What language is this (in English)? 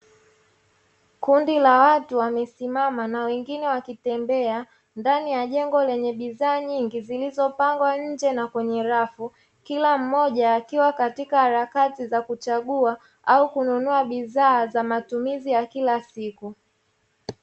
Swahili